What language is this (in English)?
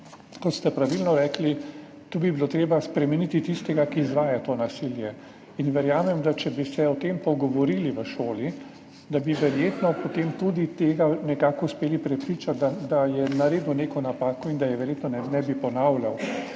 Slovenian